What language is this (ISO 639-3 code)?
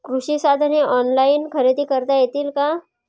mar